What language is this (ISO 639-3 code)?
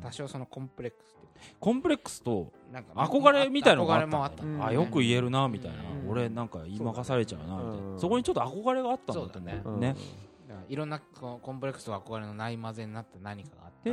jpn